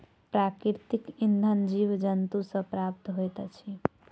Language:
Maithili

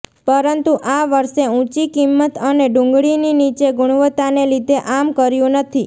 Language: Gujarati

